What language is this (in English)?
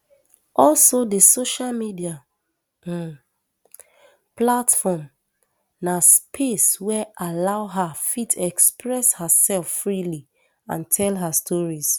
Nigerian Pidgin